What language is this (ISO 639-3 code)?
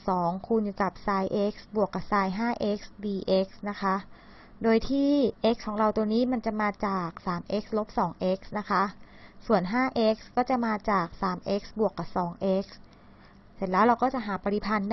tha